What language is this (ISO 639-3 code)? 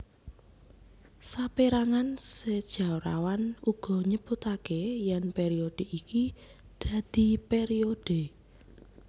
jav